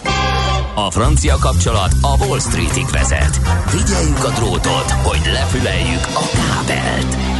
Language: Hungarian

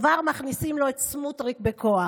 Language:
Hebrew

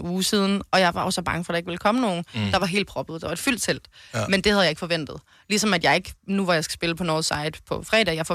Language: Danish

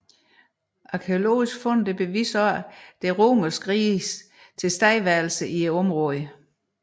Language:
Danish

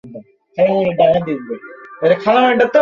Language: Bangla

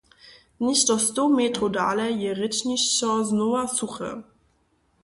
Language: Upper Sorbian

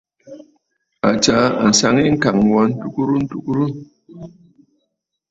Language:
Bafut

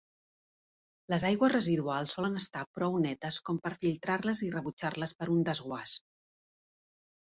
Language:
Catalan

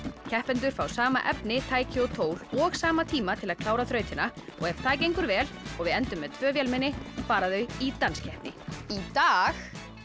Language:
Icelandic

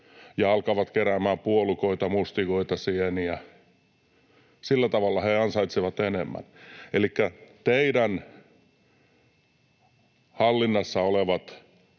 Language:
Finnish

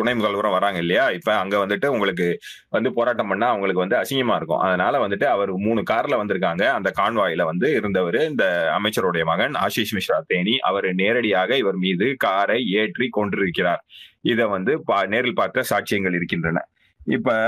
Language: Tamil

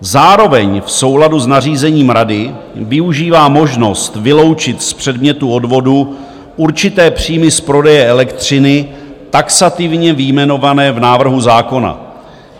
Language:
Czech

